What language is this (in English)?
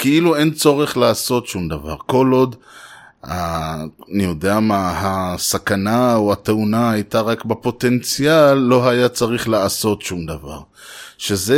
Hebrew